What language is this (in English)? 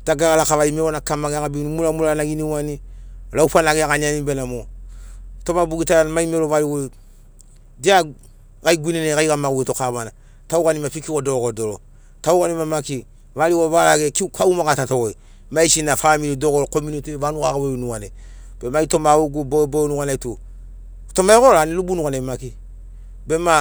Sinaugoro